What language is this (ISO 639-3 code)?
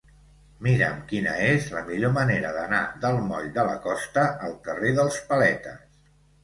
cat